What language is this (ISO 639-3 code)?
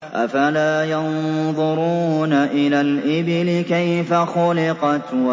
ara